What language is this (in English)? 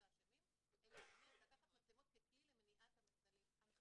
Hebrew